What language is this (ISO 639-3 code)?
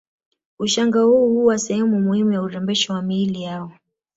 swa